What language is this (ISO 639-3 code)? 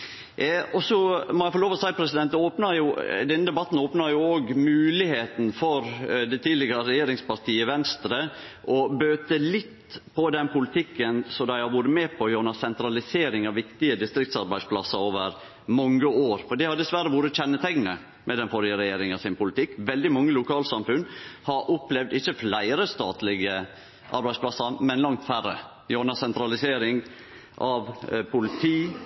nno